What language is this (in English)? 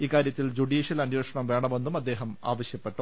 Malayalam